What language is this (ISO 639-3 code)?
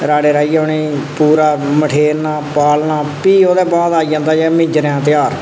doi